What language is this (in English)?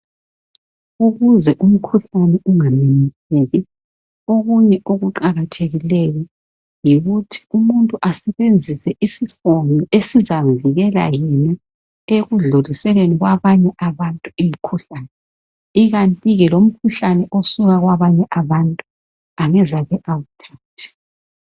North Ndebele